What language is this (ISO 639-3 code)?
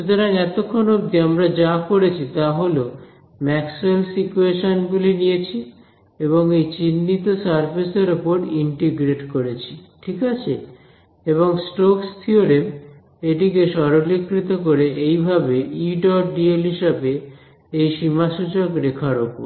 ben